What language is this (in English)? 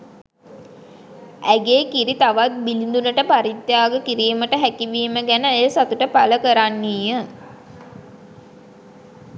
Sinhala